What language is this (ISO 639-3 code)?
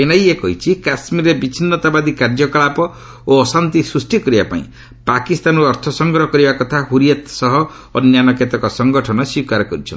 ori